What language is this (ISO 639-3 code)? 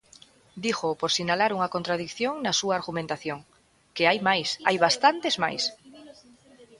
glg